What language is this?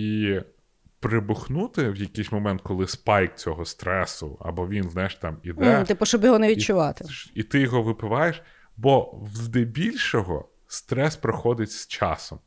Ukrainian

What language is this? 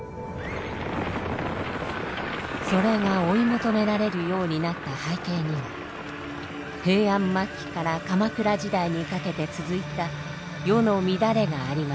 Japanese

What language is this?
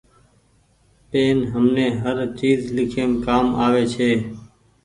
Goaria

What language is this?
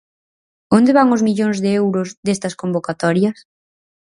Galician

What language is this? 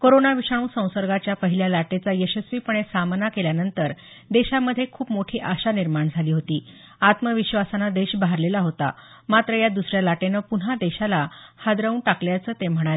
Marathi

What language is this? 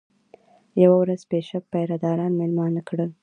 Pashto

